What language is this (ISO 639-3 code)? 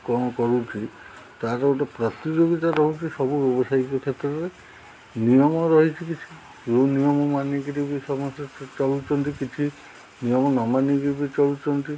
ori